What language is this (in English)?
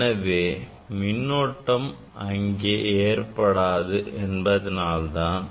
Tamil